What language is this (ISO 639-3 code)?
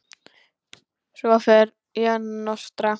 isl